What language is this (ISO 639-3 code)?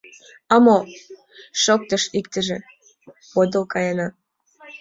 chm